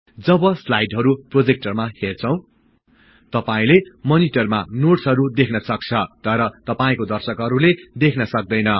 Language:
Nepali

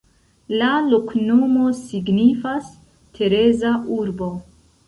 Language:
Esperanto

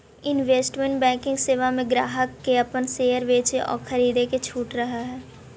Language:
Magahi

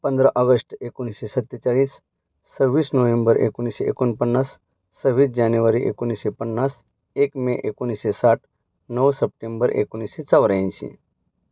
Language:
Marathi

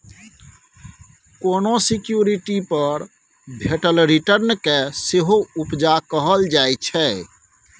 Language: Maithili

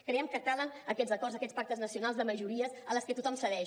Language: Catalan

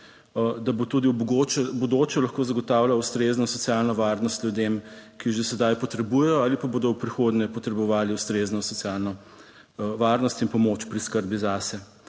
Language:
Slovenian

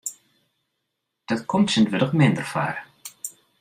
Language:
Western Frisian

